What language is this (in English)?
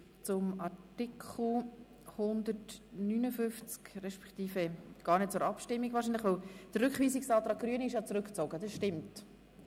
Swiss German